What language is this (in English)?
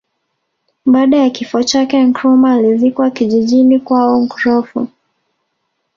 Swahili